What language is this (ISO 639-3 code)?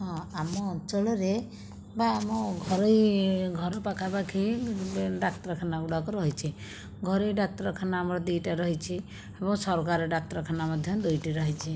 ori